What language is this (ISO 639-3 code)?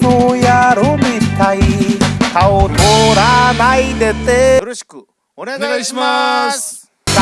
jpn